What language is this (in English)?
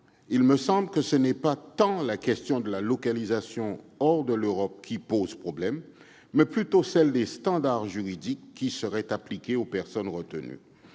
French